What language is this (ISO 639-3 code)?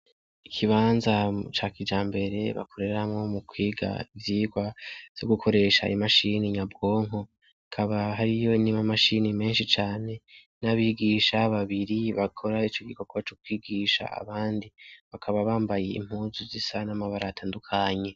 run